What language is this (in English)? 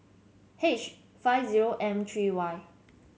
English